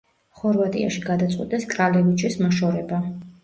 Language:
Georgian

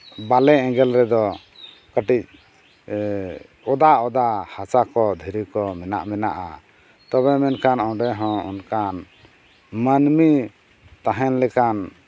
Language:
Santali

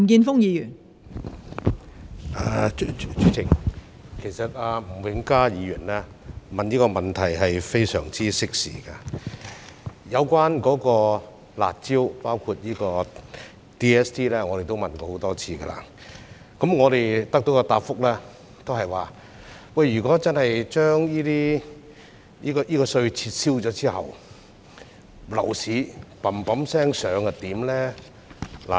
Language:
Cantonese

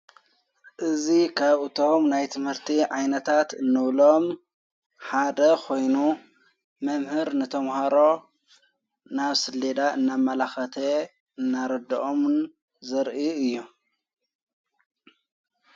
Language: Tigrinya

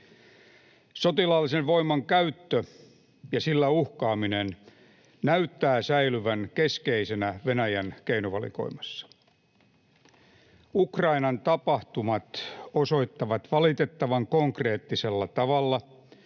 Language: Finnish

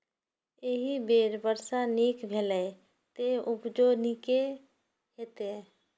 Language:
Maithili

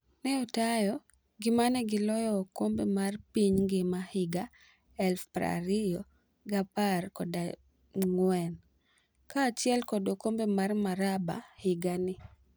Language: Luo (Kenya and Tanzania)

